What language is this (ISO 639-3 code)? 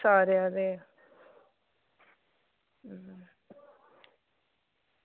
doi